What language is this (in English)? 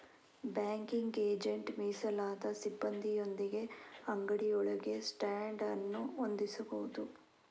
Kannada